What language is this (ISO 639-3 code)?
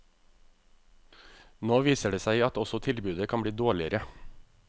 nor